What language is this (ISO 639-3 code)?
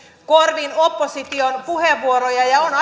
fin